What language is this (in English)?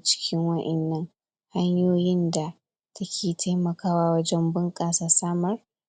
Hausa